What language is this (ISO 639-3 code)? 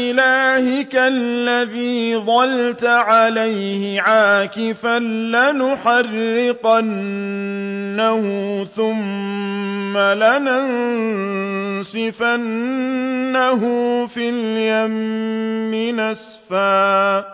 ara